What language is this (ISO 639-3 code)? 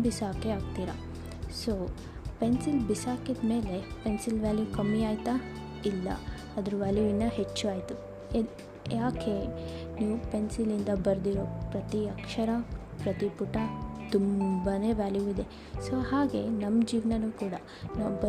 kan